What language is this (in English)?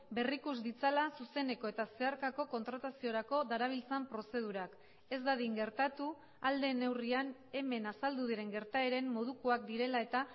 Basque